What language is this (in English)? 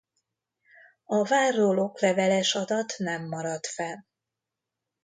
Hungarian